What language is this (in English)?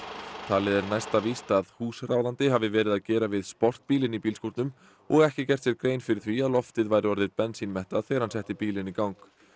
Icelandic